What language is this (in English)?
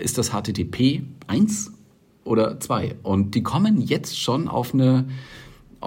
German